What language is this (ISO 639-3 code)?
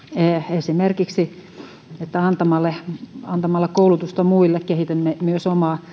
fin